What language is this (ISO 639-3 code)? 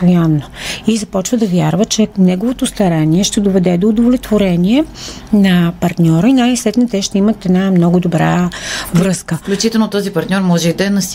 bul